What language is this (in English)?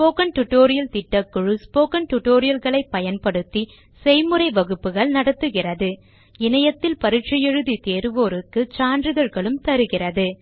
Tamil